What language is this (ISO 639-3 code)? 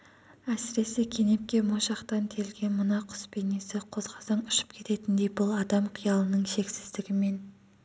kaz